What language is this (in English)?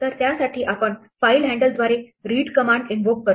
Marathi